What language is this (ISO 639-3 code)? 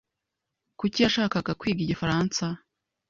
kin